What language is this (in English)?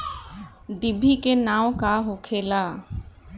Bhojpuri